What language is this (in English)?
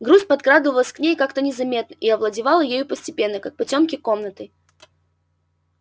Russian